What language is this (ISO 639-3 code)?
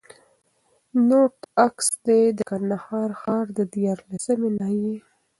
pus